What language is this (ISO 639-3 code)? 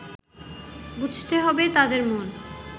ben